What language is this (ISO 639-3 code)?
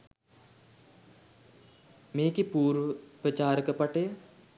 sin